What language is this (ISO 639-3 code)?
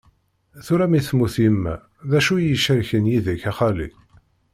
kab